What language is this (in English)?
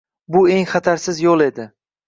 Uzbek